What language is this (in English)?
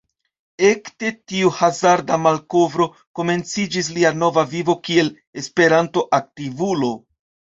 Esperanto